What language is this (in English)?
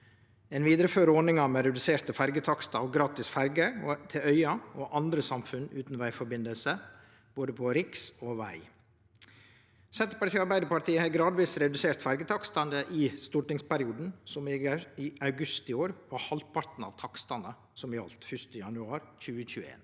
Norwegian